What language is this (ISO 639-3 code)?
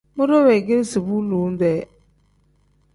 kdh